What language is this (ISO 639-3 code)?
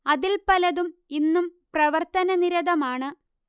mal